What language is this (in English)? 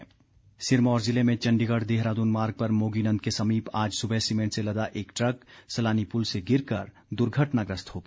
Hindi